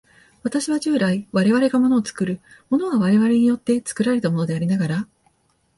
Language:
Japanese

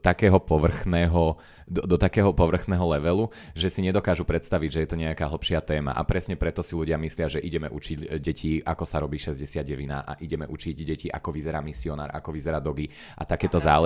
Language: Slovak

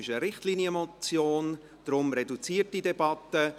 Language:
Swiss German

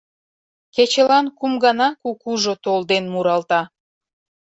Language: Mari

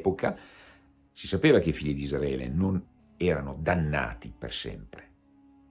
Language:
Italian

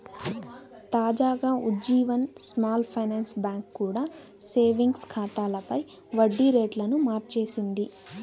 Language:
Telugu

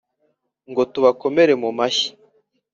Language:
Kinyarwanda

